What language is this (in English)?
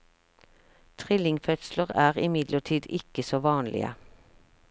Norwegian